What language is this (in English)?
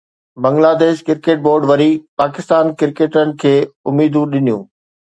Sindhi